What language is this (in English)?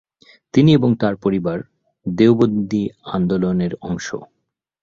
Bangla